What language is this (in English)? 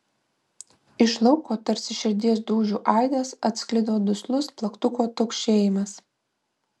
Lithuanian